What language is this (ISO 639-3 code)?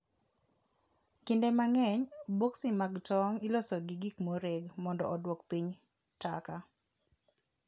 luo